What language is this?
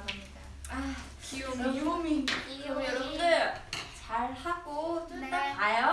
Korean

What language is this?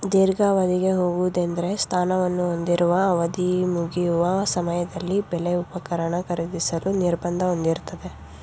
Kannada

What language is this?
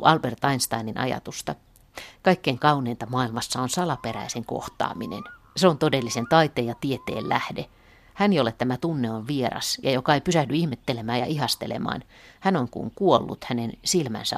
Finnish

